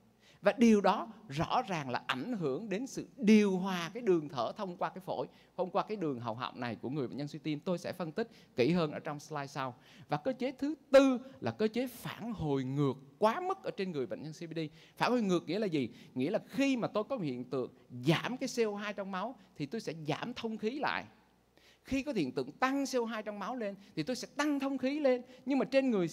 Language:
Vietnamese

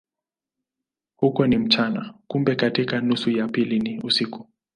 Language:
Swahili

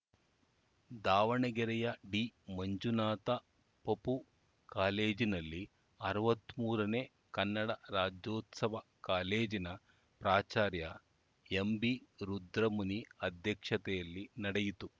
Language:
Kannada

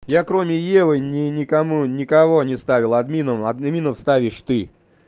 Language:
Russian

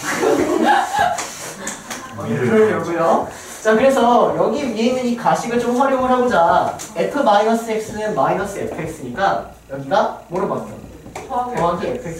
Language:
Korean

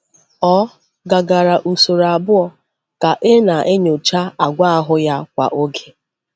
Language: Igbo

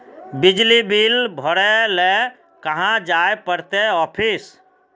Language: Magahi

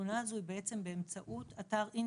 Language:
Hebrew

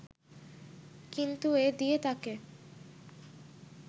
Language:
Bangla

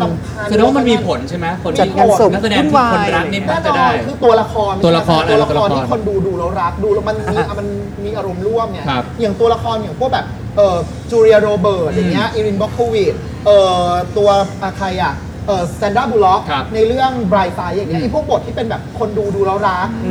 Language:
Thai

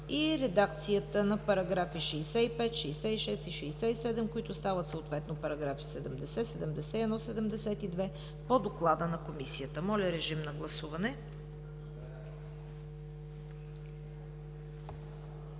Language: Bulgarian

